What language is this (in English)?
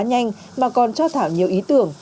Vietnamese